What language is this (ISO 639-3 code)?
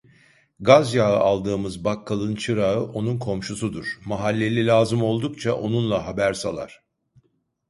tur